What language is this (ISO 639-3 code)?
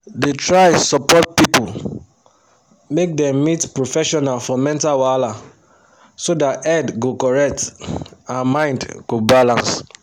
pcm